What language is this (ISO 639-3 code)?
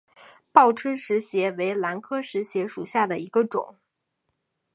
zho